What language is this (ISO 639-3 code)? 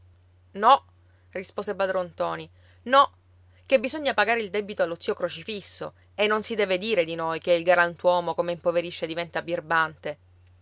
ita